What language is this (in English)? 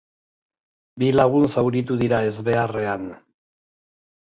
Basque